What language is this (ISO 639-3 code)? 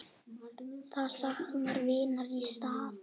isl